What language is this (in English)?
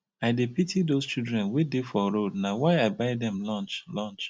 Nigerian Pidgin